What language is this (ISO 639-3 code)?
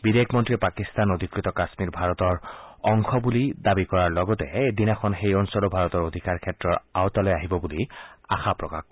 asm